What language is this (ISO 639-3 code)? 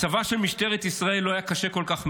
heb